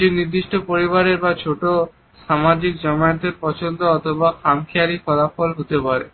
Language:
Bangla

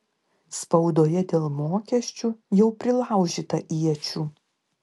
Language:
Lithuanian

